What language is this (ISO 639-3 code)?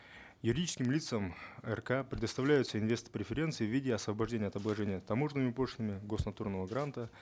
kaz